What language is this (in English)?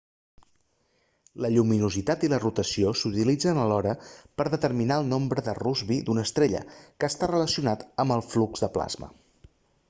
Catalan